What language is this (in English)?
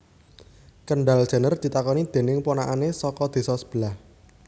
Javanese